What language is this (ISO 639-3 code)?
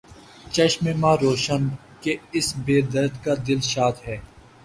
urd